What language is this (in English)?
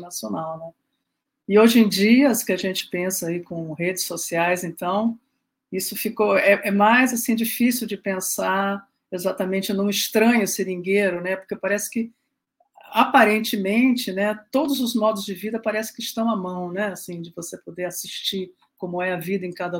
Portuguese